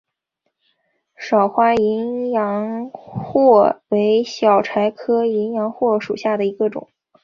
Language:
Chinese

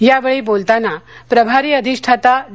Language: Marathi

